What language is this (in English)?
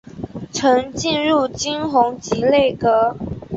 Chinese